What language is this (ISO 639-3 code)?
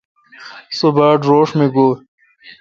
xka